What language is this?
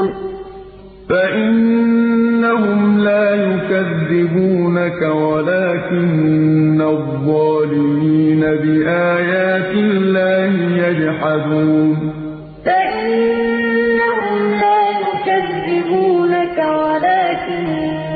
Arabic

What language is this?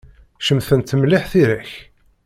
Kabyle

